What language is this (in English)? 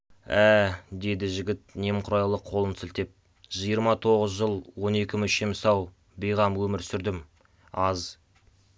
Kazakh